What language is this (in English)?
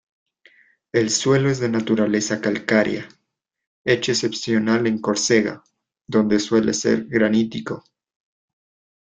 Spanish